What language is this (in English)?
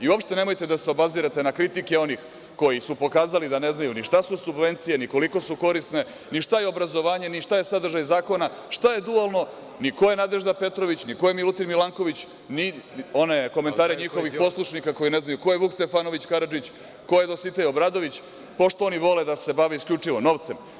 Serbian